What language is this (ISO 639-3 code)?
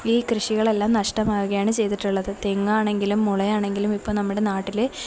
mal